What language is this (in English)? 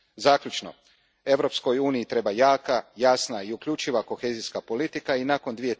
Croatian